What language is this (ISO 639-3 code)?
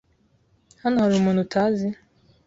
kin